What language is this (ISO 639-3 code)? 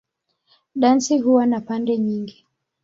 swa